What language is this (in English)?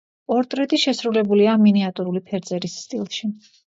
Georgian